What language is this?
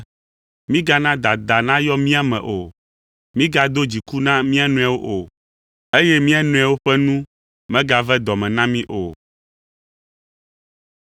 Ewe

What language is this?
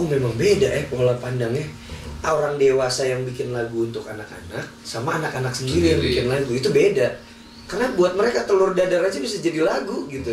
Indonesian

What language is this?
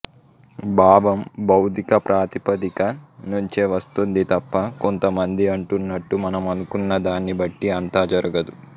Telugu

